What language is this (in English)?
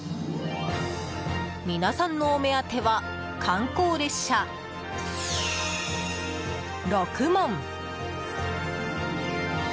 Japanese